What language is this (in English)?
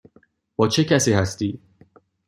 Persian